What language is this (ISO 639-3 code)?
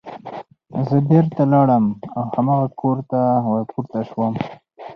pus